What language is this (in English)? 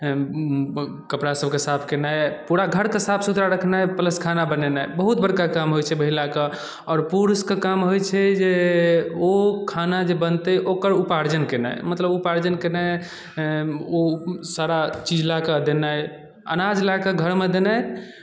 Maithili